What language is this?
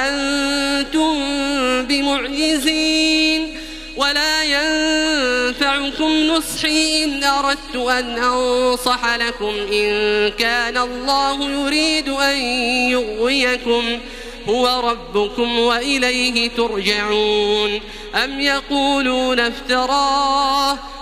Arabic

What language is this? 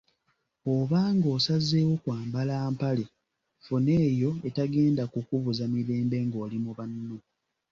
Ganda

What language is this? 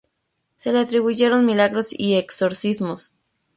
Spanish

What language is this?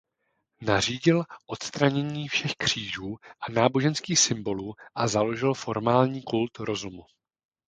Czech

